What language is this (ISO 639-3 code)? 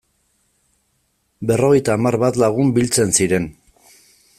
eus